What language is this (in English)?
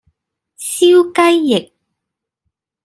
Cantonese